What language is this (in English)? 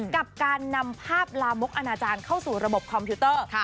Thai